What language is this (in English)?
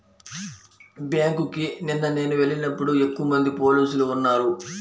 Telugu